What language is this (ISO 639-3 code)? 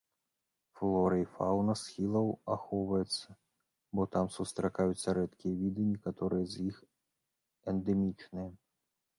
bel